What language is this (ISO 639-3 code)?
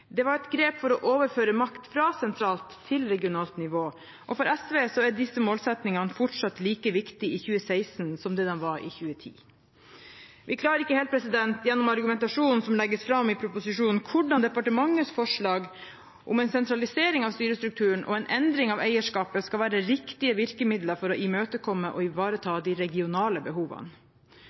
nob